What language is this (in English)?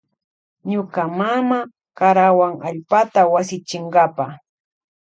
Loja Highland Quichua